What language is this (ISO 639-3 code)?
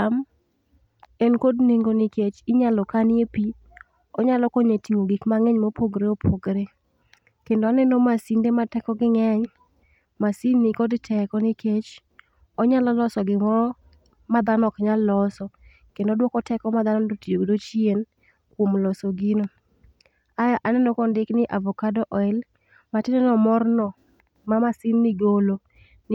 luo